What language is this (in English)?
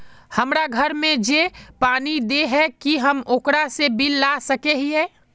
Magahi